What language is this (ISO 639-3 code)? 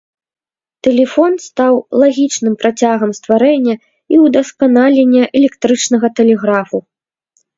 bel